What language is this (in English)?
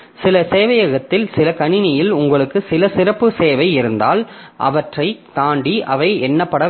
Tamil